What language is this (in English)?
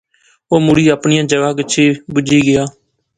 Pahari-Potwari